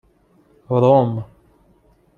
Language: Persian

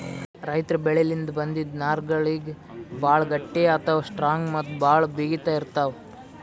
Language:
Kannada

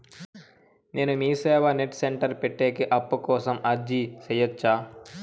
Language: Telugu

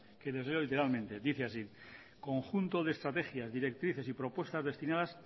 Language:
Spanish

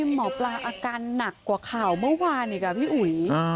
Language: Thai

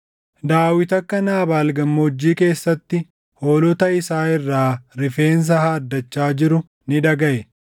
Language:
Oromo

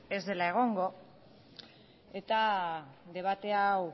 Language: Basque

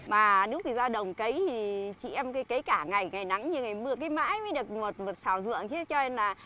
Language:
Vietnamese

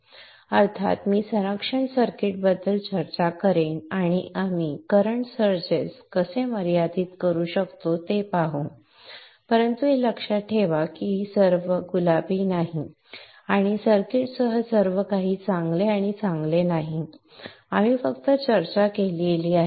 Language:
Marathi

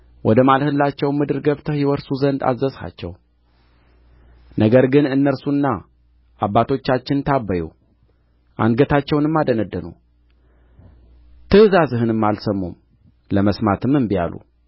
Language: Amharic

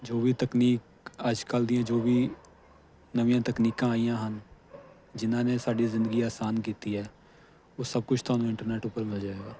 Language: Punjabi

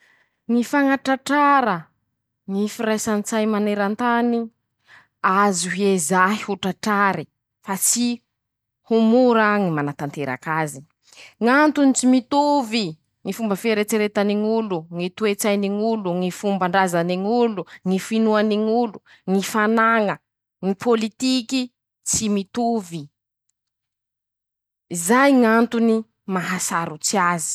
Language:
Masikoro Malagasy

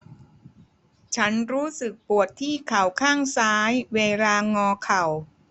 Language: Thai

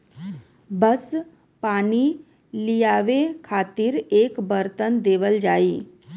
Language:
Bhojpuri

